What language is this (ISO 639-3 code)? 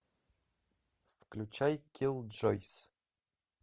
rus